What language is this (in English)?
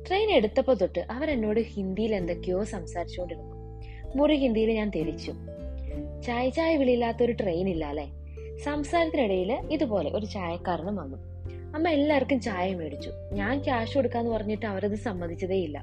Malayalam